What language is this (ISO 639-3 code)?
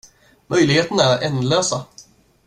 swe